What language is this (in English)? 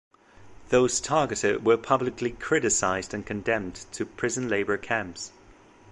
English